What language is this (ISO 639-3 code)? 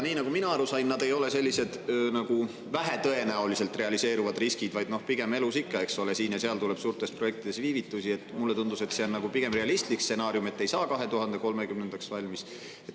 est